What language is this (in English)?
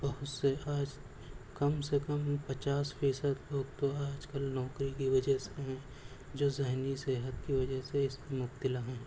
Urdu